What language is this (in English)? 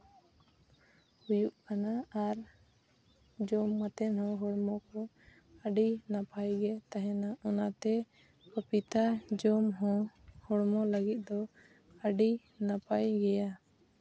Santali